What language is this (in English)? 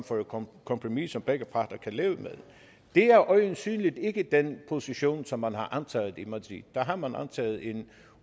Danish